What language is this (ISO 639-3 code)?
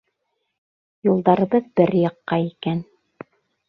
bak